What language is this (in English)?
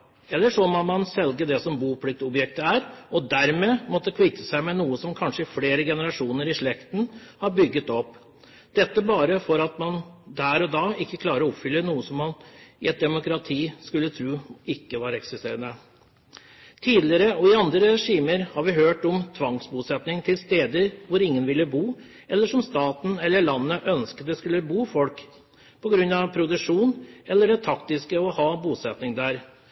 Norwegian Bokmål